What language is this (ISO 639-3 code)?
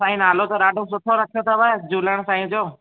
snd